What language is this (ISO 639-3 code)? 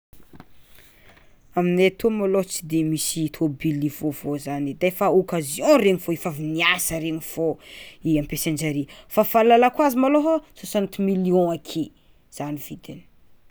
xmw